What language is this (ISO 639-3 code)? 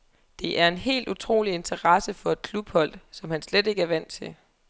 dan